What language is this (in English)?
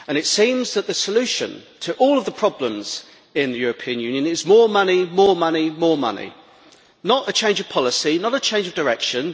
English